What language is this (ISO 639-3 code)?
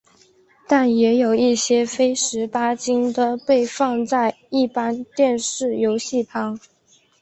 zho